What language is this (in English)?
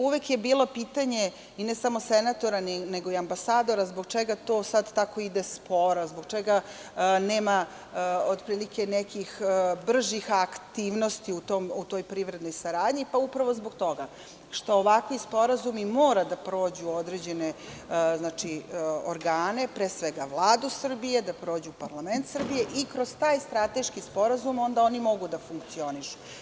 Serbian